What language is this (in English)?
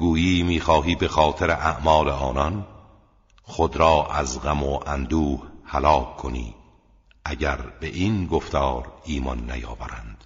Persian